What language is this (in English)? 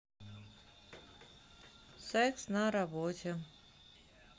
Russian